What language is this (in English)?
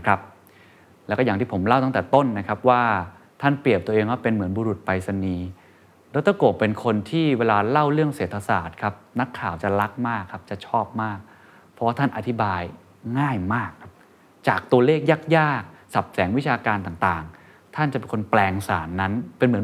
Thai